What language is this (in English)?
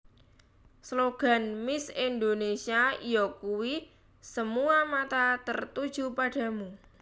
Javanese